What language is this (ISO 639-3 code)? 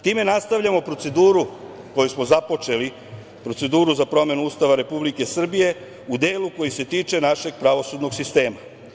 srp